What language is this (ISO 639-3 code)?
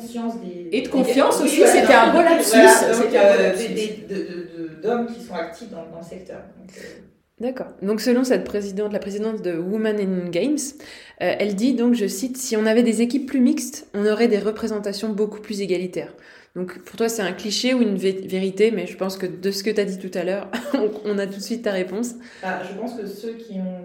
fra